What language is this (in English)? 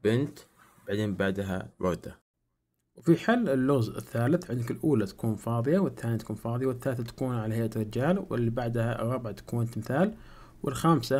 Arabic